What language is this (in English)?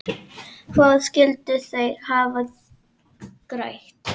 Icelandic